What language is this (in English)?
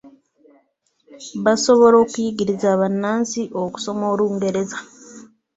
Ganda